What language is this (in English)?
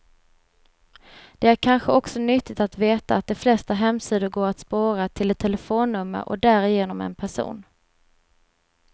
Swedish